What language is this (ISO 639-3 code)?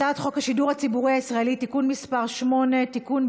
heb